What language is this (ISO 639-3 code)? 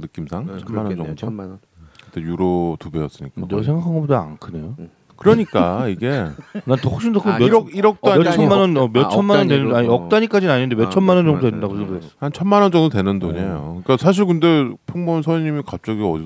kor